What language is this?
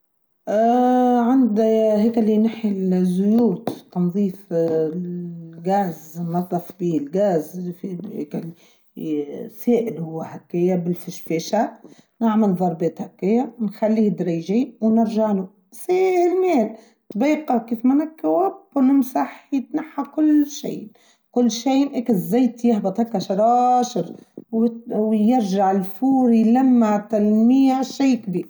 Tunisian Arabic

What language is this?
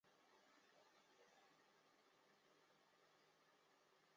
Chinese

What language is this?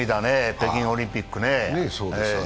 Japanese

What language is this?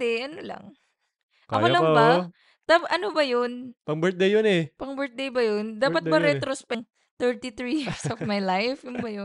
Filipino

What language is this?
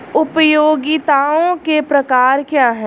Hindi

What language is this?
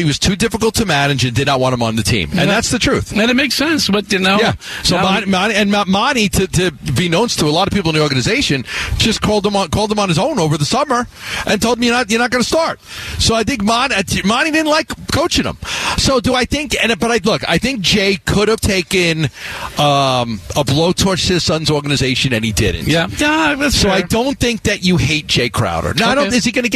English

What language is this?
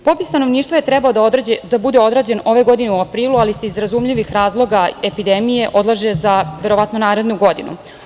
Serbian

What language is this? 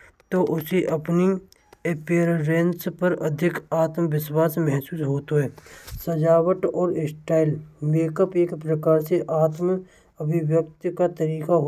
Braj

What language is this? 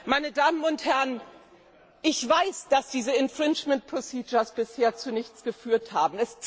German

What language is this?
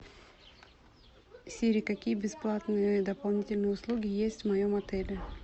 Russian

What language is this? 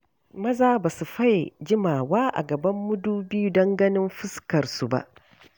Hausa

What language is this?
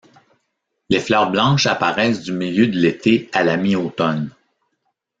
French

